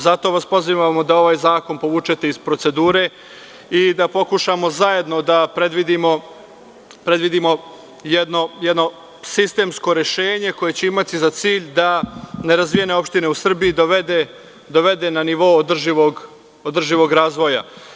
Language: Serbian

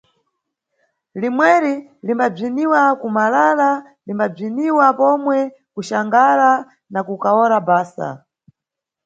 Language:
Nyungwe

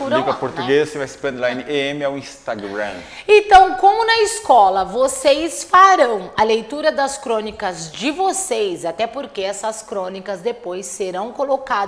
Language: Portuguese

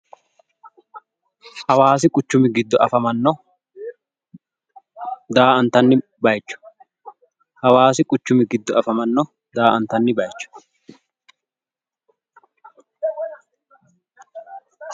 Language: Sidamo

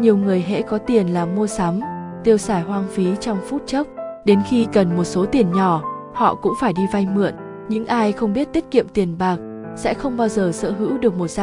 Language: Vietnamese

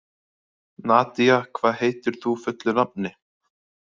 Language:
Icelandic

